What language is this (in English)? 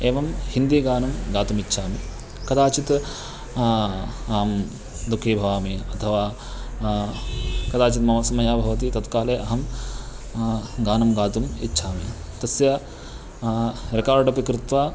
Sanskrit